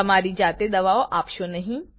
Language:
Gujarati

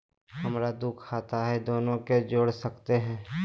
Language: Magahi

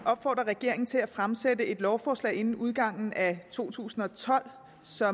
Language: Danish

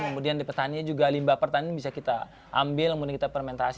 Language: Indonesian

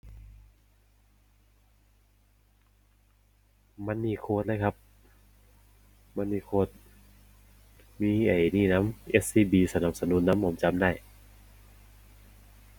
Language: Thai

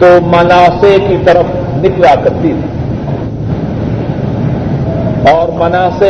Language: Urdu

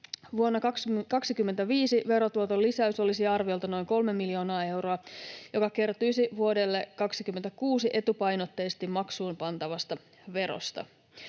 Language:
Finnish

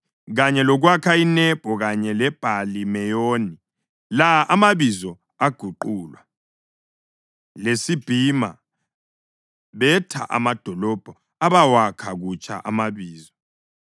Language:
North Ndebele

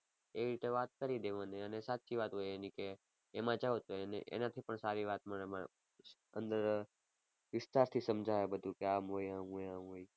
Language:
Gujarati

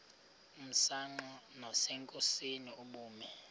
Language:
Xhosa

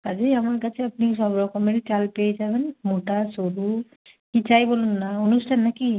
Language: Bangla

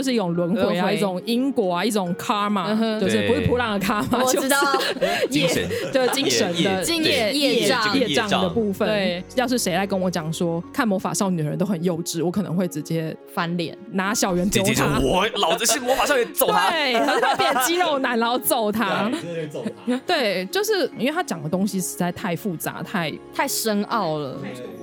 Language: Chinese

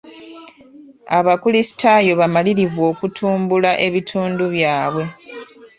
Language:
Ganda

